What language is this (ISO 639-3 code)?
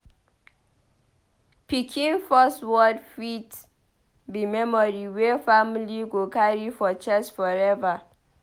pcm